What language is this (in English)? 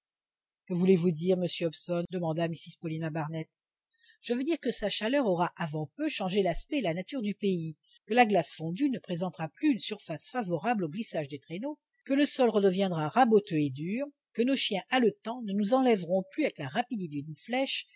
French